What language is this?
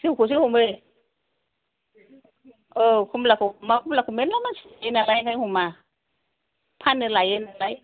Bodo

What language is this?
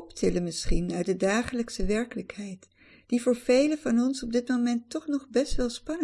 Dutch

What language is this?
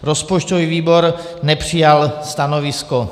Czech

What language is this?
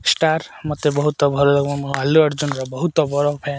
Odia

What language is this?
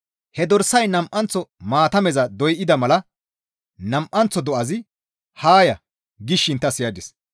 Gamo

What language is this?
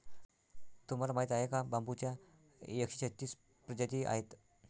Marathi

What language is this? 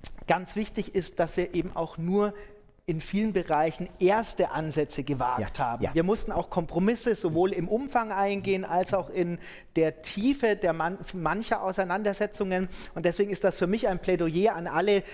German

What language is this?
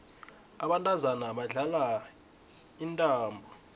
South Ndebele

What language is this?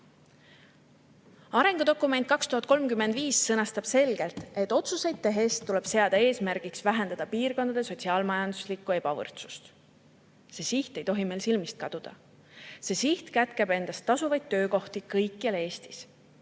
Estonian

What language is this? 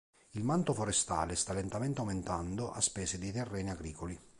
Italian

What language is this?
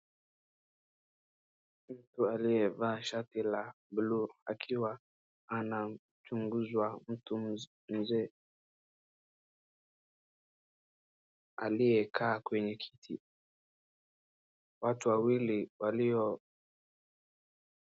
Swahili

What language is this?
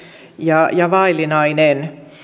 Finnish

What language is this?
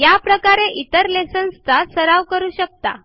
Marathi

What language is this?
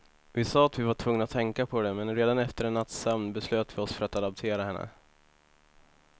Swedish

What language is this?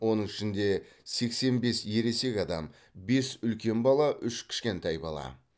Kazakh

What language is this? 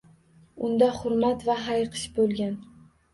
Uzbek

